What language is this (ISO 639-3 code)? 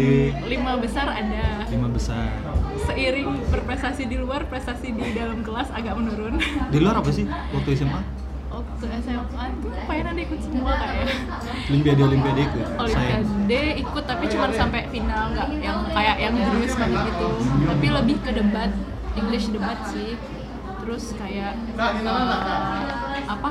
ind